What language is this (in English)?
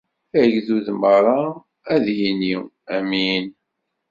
Kabyle